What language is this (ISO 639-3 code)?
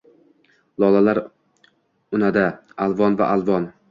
uzb